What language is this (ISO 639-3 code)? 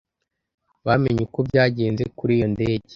kin